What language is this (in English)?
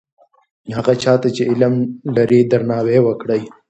Pashto